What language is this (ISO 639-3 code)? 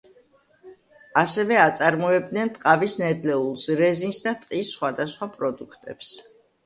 kat